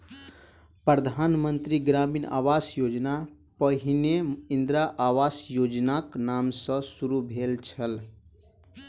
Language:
Maithili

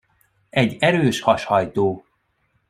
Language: Hungarian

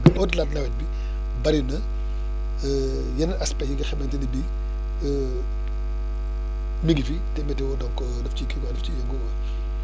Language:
Wolof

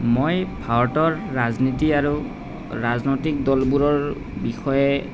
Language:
Assamese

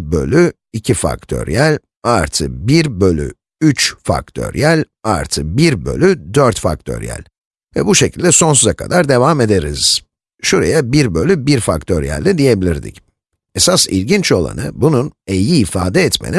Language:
Turkish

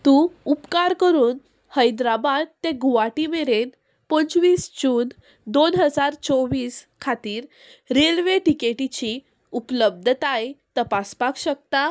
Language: Konkani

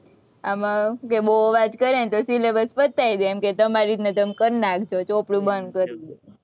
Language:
Gujarati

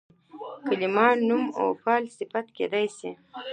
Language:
Pashto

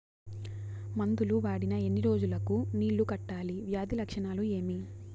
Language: Telugu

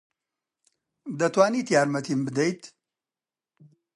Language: Central Kurdish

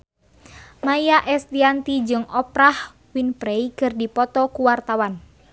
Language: Sundanese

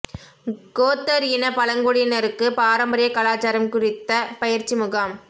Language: Tamil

